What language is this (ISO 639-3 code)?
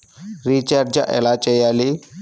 tel